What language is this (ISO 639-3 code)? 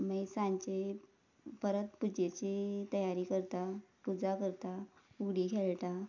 kok